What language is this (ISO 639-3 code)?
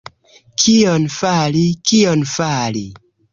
epo